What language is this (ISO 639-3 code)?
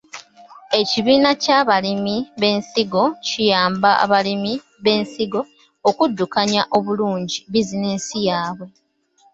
lug